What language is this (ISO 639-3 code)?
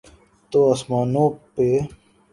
urd